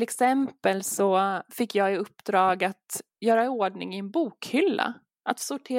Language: Swedish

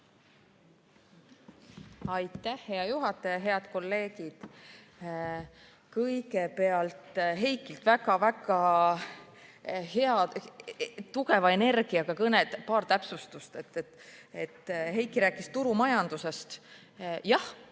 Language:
Estonian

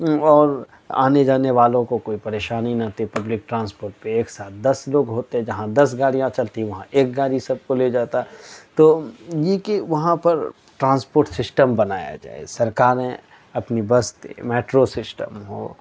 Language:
Urdu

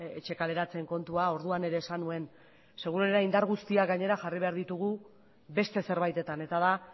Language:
Basque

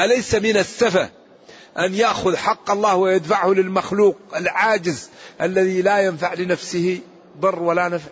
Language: Arabic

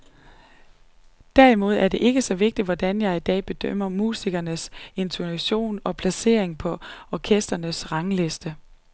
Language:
Danish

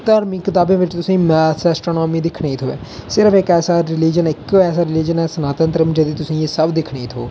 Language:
Dogri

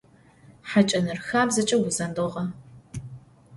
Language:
Adyghe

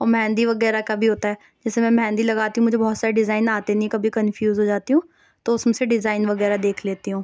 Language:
Urdu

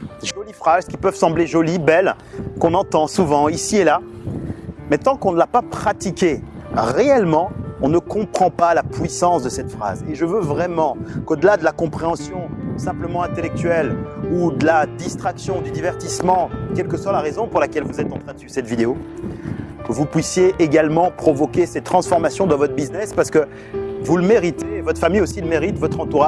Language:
French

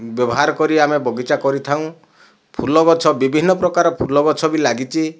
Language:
Odia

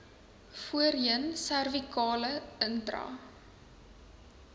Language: Afrikaans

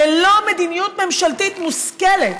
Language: Hebrew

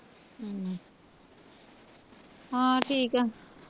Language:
Punjabi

